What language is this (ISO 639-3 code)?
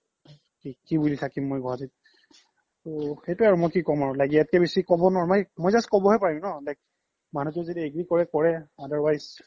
asm